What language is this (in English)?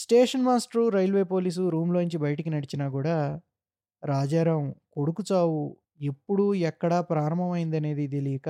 Telugu